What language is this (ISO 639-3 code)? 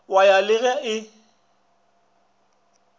nso